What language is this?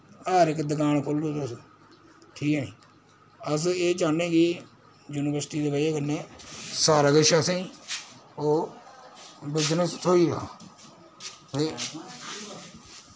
Dogri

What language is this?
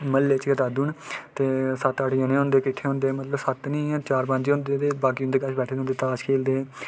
Dogri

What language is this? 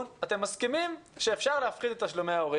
Hebrew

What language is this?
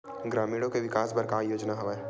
Chhattisgarhi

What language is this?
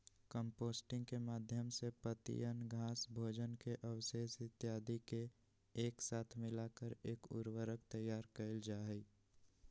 Magahi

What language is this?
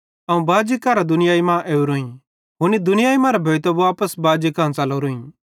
Bhadrawahi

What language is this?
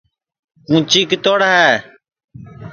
Sansi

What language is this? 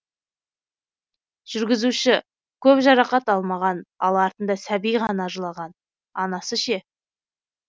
Kazakh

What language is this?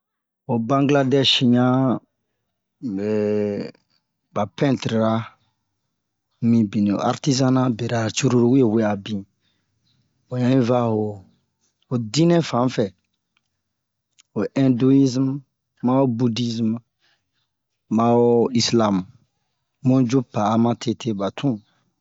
Bomu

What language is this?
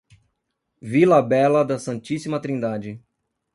Portuguese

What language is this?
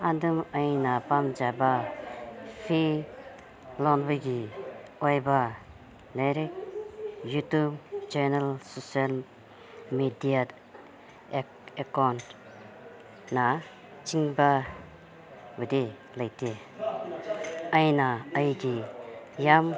Manipuri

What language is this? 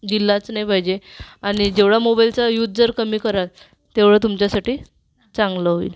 Marathi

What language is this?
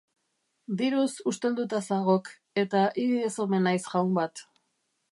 Basque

